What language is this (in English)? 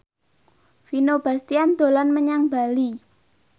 Javanese